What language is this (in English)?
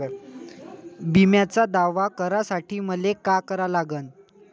Marathi